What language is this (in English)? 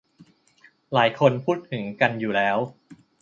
Thai